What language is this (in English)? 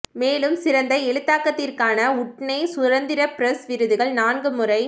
Tamil